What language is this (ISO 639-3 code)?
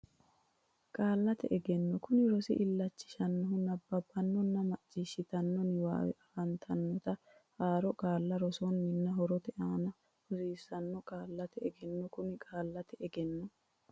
sid